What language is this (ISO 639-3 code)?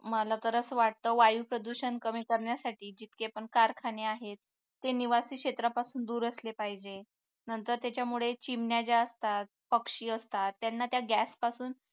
mar